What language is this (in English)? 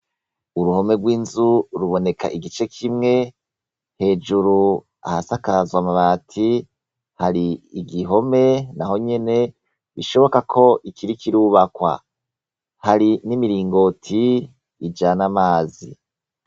Rundi